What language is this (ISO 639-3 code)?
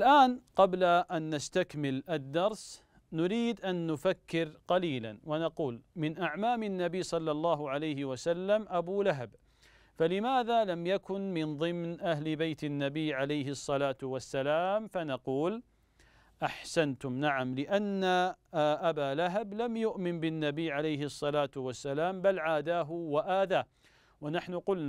ara